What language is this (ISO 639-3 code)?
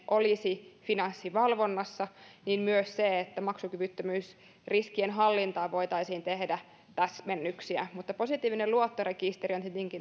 fin